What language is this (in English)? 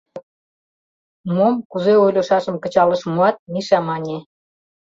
Mari